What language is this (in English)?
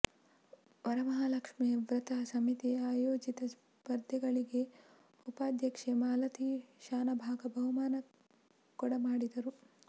Kannada